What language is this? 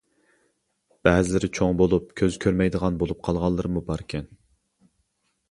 Uyghur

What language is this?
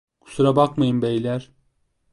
Turkish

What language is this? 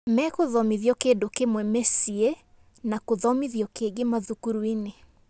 Kikuyu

